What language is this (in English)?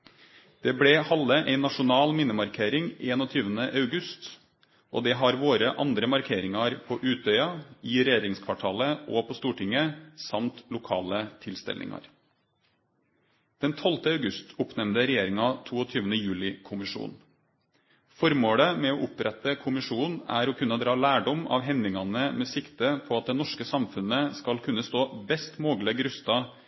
Norwegian Nynorsk